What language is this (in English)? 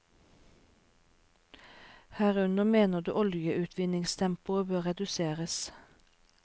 Norwegian